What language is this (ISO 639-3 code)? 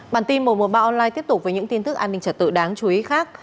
vie